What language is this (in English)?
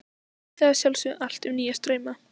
Icelandic